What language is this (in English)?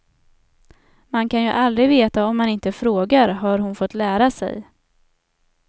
Swedish